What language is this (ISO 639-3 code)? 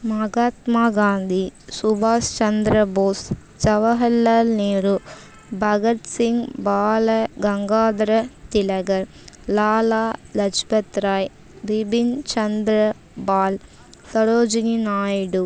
tam